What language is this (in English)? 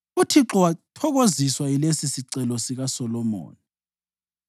North Ndebele